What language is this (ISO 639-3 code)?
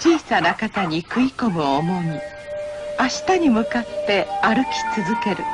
jpn